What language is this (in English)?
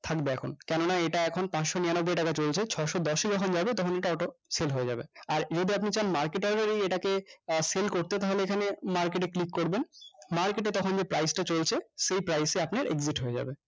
Bangla